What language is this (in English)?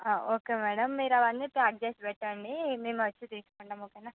Telugu